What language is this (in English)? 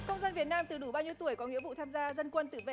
Vietnamese